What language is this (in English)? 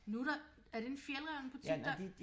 Danish